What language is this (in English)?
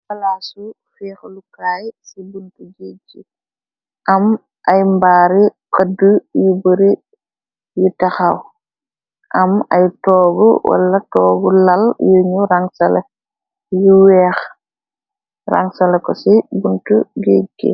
Wolof